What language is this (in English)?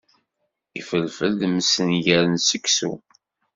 Kabyle